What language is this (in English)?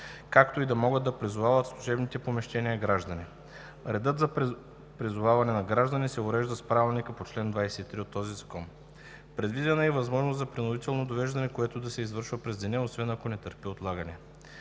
Bulgarian